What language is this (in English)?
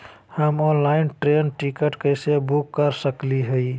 Magahi